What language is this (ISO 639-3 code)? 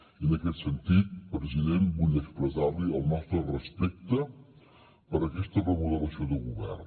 cat